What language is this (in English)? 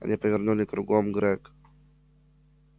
Russian